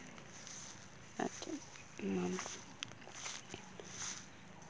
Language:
Santali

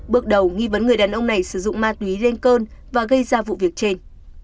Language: Vietnamese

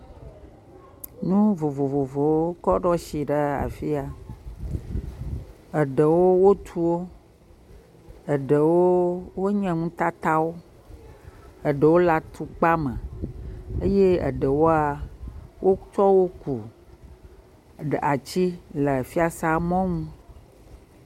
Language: Ewe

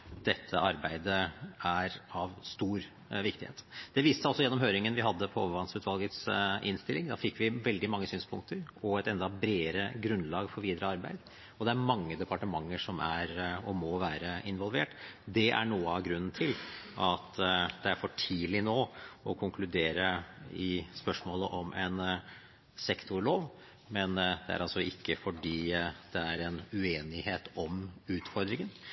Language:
Norwegian Bokmål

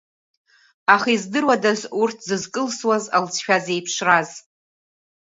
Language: Abkhazian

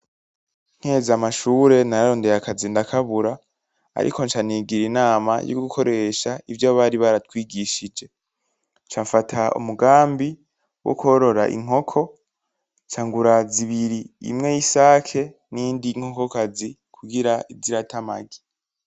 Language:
Rundi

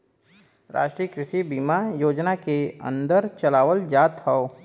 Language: Bhojpuri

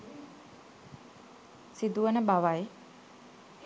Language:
Sinhala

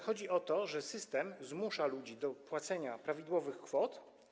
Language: Polish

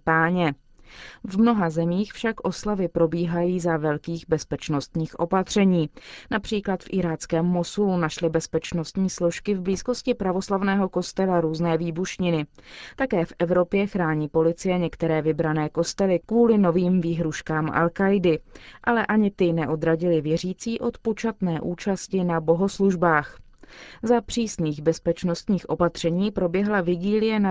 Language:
Czech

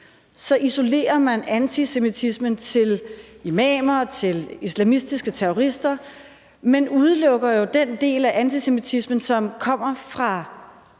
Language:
Danish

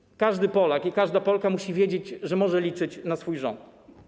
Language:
Polish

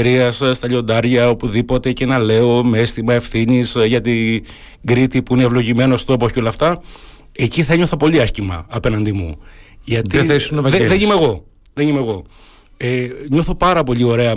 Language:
Greek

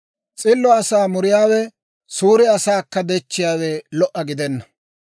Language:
Dawro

